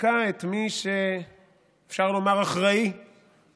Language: Hebrew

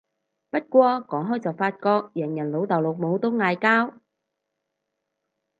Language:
Cantonese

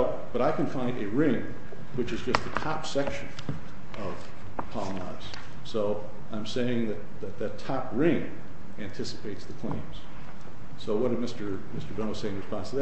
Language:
English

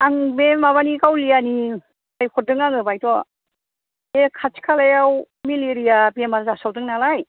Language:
Bodo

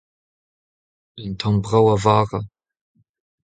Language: Breton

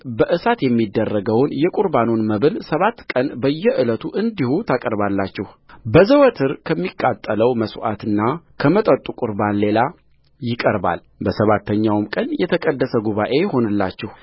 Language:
Amharic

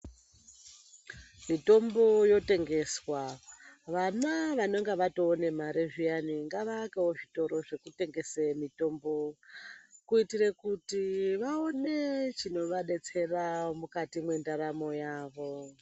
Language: Ndau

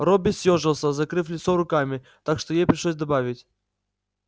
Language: Russian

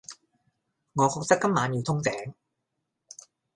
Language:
Cantonese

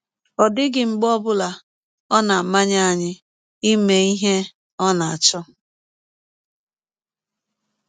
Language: Igbo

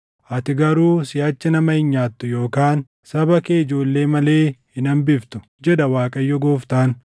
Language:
Oromo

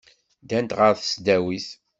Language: Kabyle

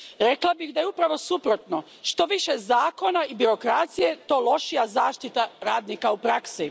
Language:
Croatian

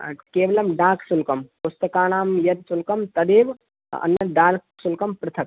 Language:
Sanskrit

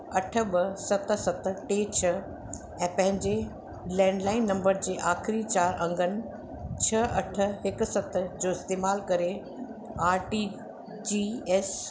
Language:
Sindhi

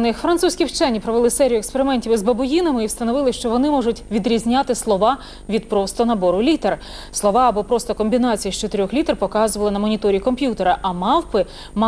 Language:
Ukrainian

